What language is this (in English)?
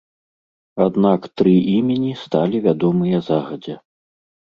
Belarusian